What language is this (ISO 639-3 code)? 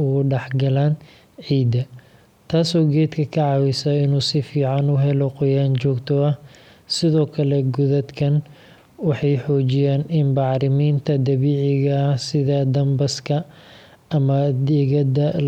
som